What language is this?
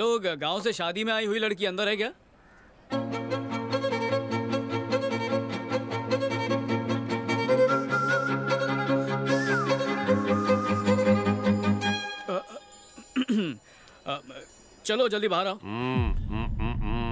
Hindi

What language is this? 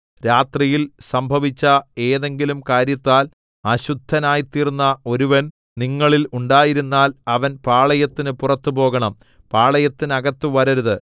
Malayalam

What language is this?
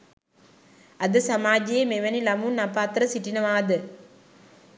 Sinhala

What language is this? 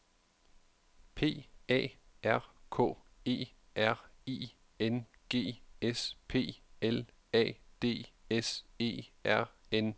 Danish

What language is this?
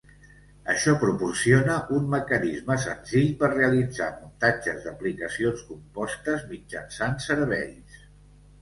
Catalan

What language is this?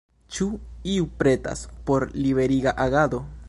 Esperanto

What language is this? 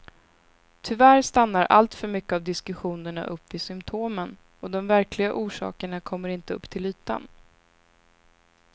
Swedish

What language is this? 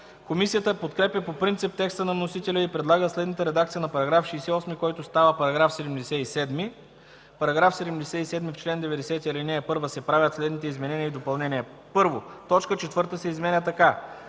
Bulgarian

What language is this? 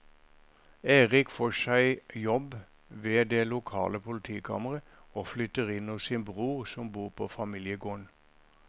Norwegian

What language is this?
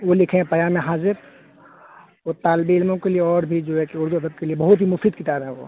Urdu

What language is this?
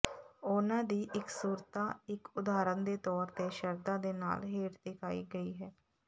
Punjabi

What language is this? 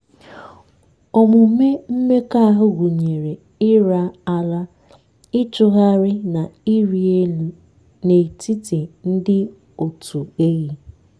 Igbo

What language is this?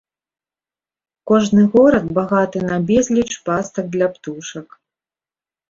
Belarusian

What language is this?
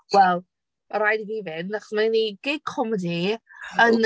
Welsh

